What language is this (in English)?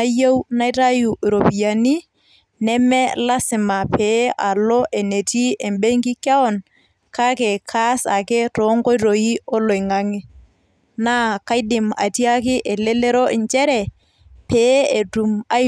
Masai